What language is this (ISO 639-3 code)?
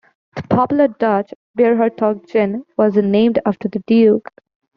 eng